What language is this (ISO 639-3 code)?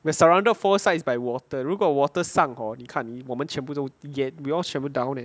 eng